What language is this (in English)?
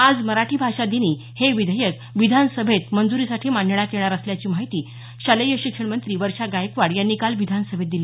Marathi